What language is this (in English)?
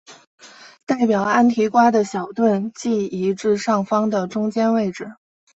Chinese